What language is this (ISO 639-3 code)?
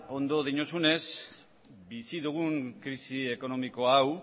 eus